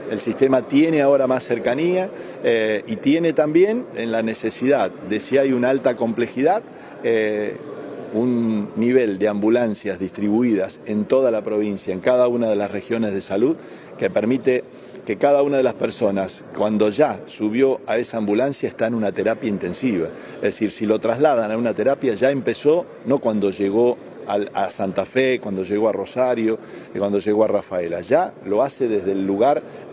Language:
Spanish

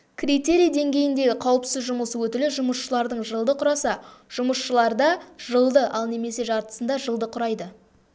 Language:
Kazakh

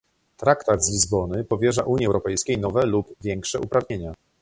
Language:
Polish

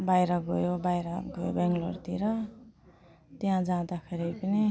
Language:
Nepali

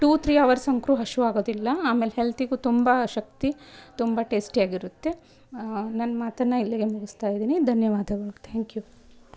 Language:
Kannada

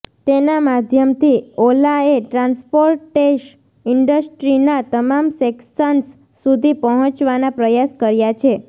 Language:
Gujarati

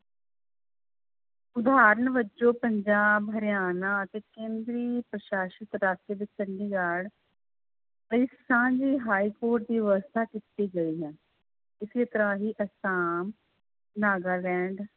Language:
Punjabi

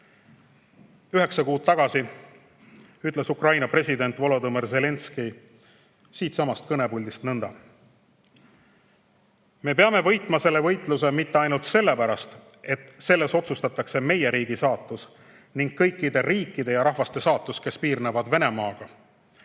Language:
Estonian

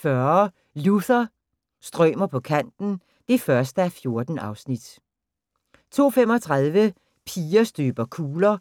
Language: Danish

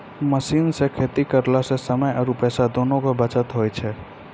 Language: Maithili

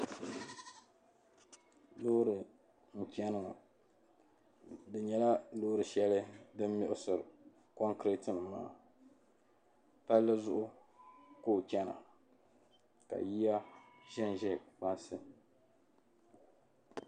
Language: Dagbani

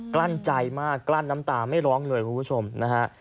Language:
Thai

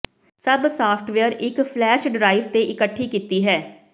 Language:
Punjabi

